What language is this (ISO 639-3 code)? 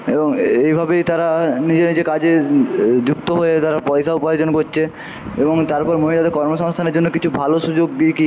ben